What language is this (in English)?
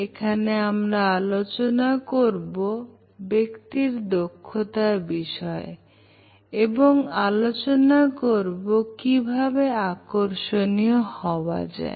Bangla